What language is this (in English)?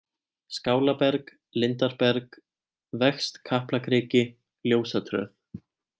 Icelandic